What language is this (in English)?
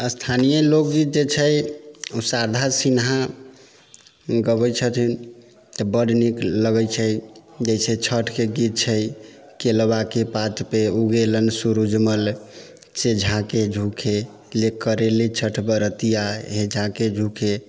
Maithili